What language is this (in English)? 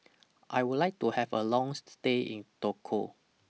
English